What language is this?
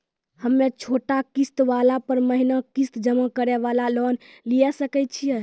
Maithili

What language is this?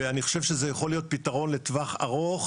Hebrew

